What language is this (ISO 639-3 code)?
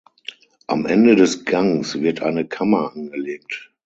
deu